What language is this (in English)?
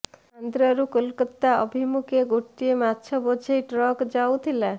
Odia